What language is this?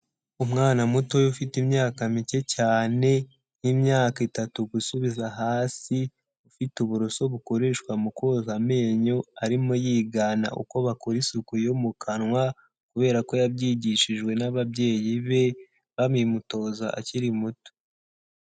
Kinyarwanda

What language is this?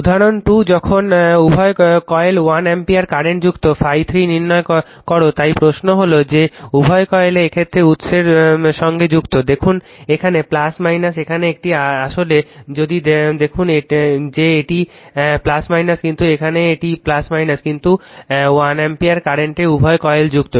Bangla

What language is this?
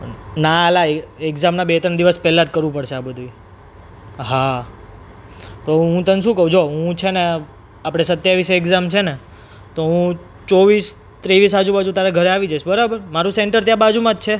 Gujarati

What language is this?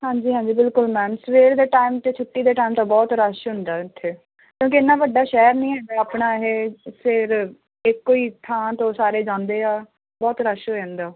Punjabi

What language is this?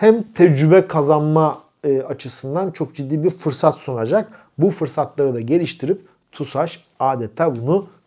Turkish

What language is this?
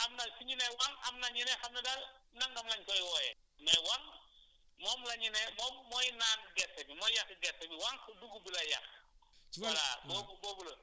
Wolof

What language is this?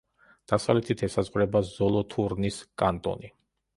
Georgian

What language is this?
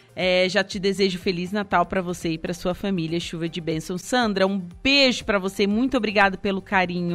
Portuguese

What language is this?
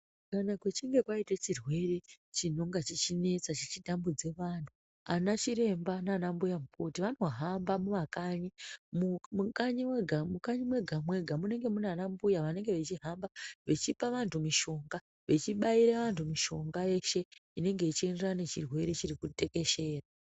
Ndau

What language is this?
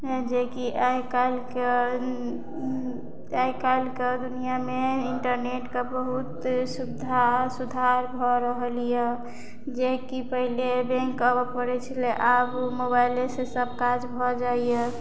Maithili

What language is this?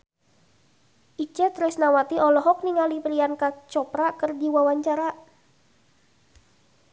Sundanese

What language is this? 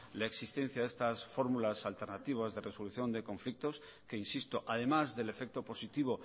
Spanish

